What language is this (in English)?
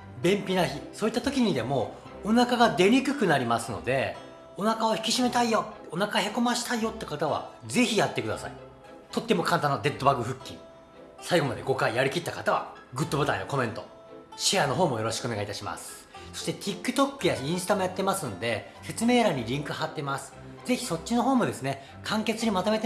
Japanese